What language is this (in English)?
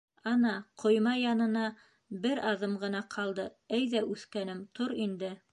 Bashkir